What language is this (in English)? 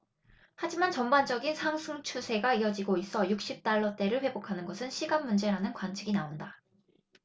Korean